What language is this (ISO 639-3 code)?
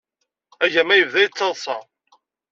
kab